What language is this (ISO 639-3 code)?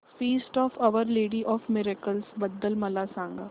mar